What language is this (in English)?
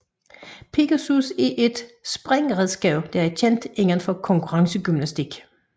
Danish